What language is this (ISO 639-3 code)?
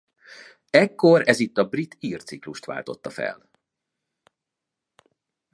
hun